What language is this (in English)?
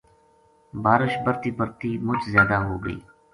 Gujari